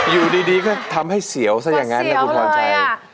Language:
Thai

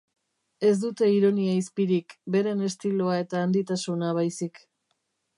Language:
Basque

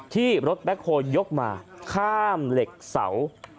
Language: Thai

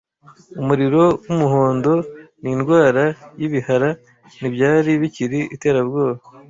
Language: Kinyarwanda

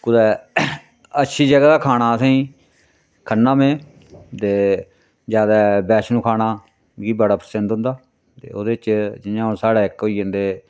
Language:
Dogri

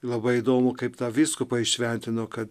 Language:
Lithuanian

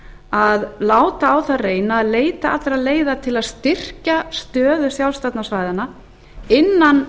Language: Icelandic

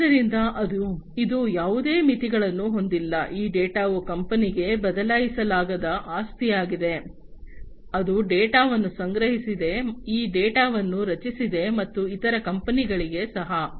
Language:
Kannada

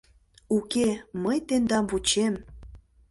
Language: Mari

